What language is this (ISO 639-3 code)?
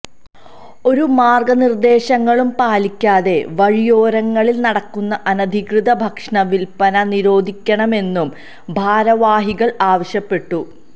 mal